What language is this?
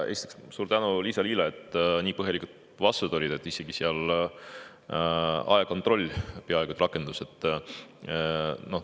Estonian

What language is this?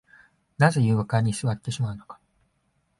Japanese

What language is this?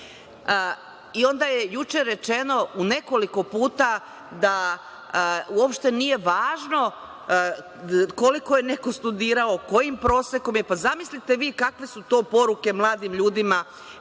Serbian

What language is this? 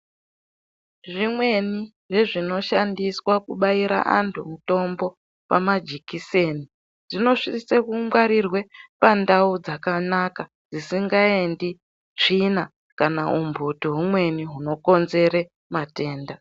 Ndau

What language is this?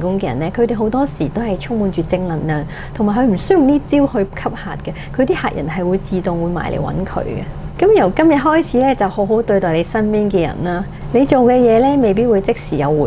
Chinese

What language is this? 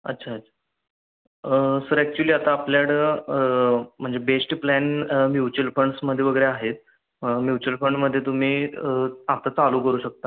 Marathi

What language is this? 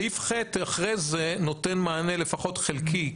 Hebrew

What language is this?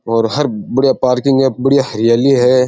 Rajasthani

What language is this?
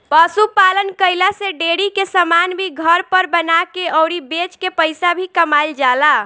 Bhojpuri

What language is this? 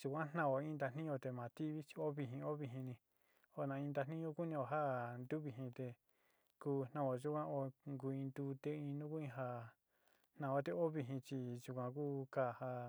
Sinicahua Mixtec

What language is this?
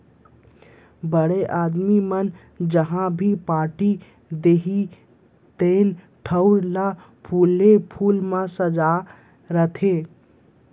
Chhattisgarhi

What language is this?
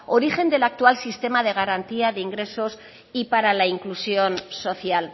Spanish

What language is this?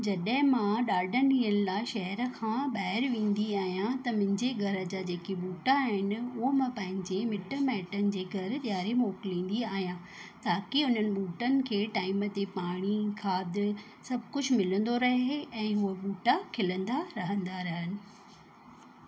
Sindhi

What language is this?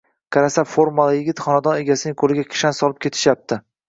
Uzbek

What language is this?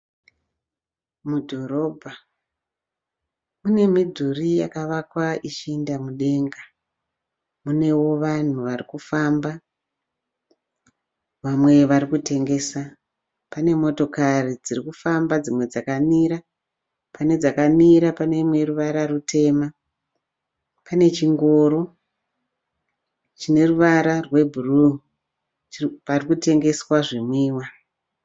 Shona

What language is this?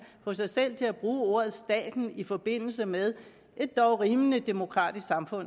Danish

